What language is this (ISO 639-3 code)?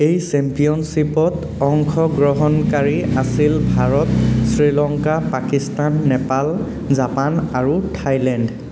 asm